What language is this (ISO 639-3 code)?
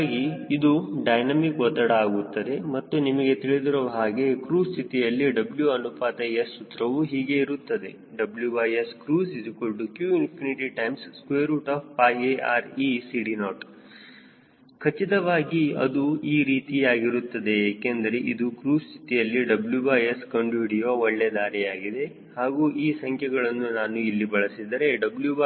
kan